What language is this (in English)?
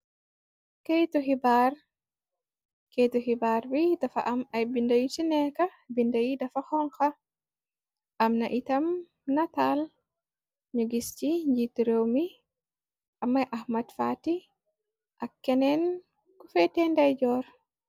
Wolof